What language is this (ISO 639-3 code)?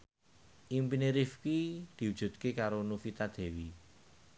jav